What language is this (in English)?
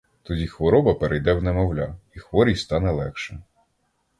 Ukrainian